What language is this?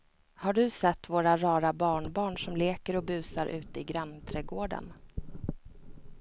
Swedish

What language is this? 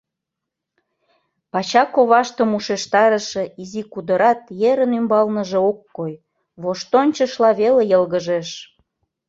Mari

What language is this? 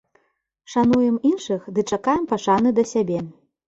Belarusian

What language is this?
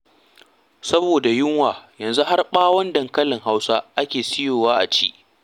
Hausa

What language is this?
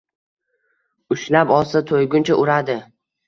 Uzbek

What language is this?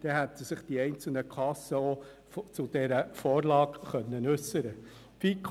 Swiss German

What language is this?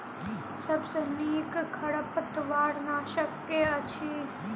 Maithili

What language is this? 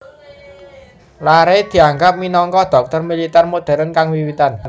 Javanese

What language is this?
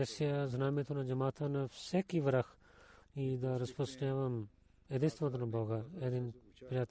Bulgarian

